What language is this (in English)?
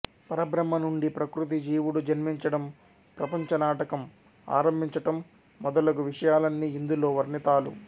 Telugu